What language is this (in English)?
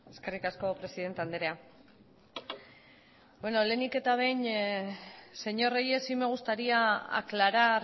Basque